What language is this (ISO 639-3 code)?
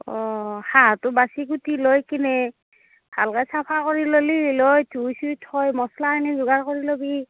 asm